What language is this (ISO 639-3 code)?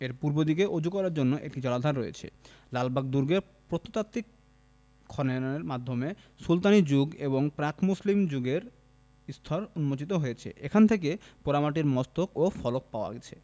ben